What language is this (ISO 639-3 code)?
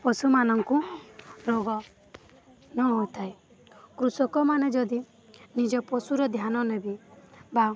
ori